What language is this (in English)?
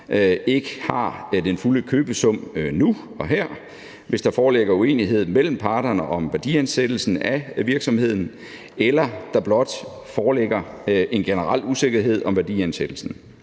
Danish